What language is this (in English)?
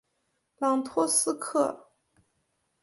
Chinese